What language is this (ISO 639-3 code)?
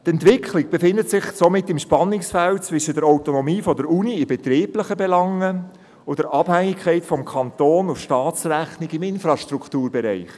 gsw